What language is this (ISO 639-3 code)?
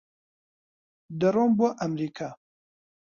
ckb